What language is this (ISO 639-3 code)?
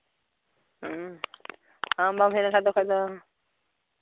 sat